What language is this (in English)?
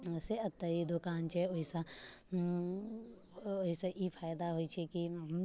Maithili